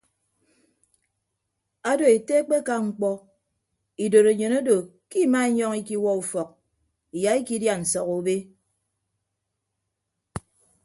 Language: Ibibio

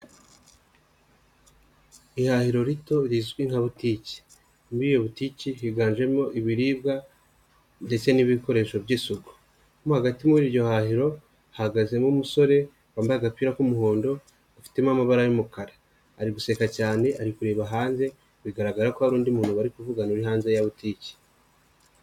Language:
Kinyarwanda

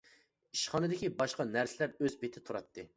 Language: Uyghur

